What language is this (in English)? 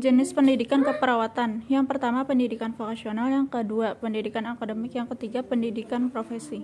Indonesian